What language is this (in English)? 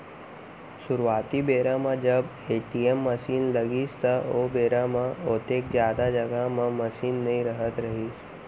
Chhattisgarhi